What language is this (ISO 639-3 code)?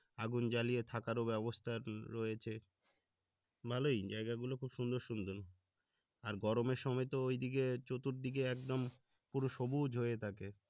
ben